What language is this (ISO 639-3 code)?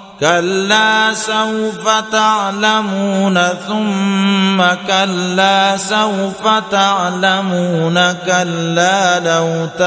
ara